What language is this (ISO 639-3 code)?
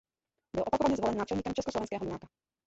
ces